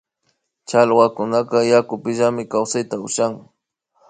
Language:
Imbabura Highland Quichua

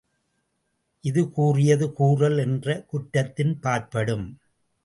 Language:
Tamil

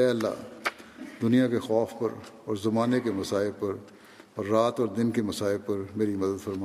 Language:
Urdu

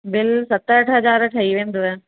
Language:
Sindhi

